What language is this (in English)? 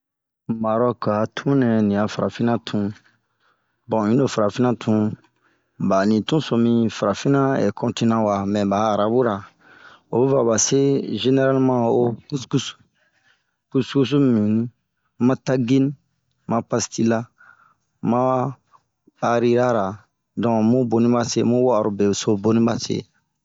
Bomu